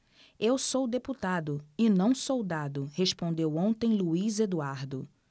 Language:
Portuguese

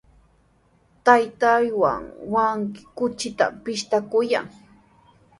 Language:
Sihuas Ancash Quechua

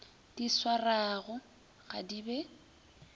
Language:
Northern Sotho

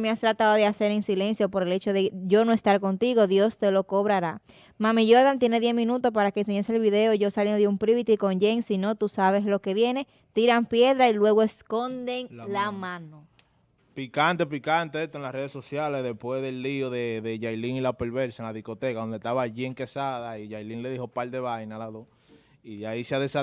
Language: Spanish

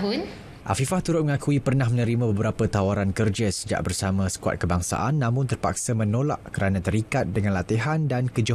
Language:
Malay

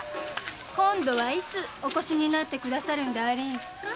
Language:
Japanese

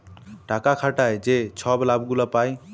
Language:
Bangla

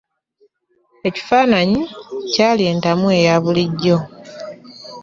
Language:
Ganda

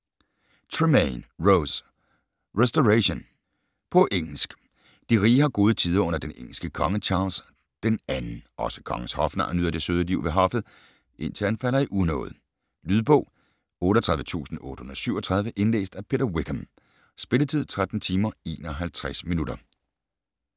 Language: Danish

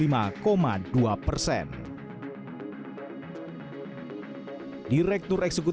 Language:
Indonesian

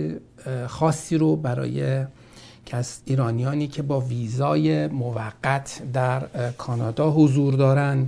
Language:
Persian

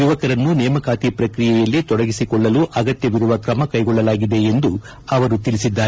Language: Kannada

